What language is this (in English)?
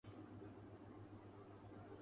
Urdu